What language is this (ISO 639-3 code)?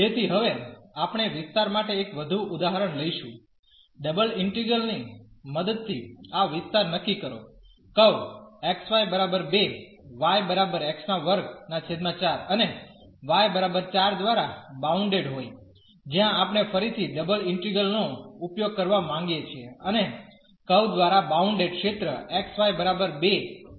guj